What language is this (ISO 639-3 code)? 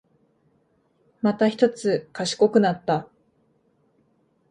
jpn